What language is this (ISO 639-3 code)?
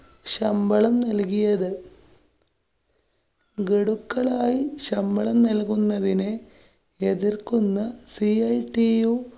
mal